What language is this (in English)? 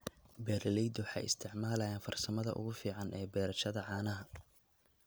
Somali